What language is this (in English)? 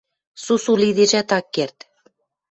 Western Mari